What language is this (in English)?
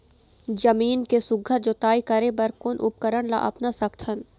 Chhattisgarhi